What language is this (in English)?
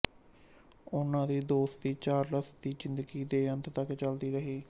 Punjabi